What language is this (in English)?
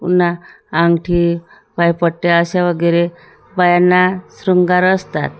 Marathi